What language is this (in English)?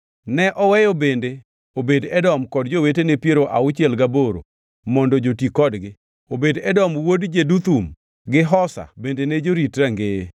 Luo (Kenya and Tanzania)